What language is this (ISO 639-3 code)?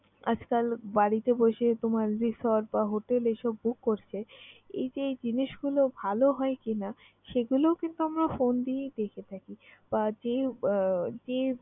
ben